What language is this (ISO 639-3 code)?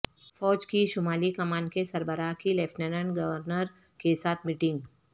urd